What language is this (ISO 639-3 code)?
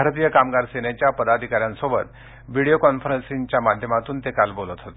mar